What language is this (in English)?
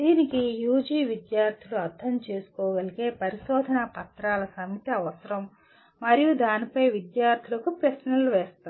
Telugu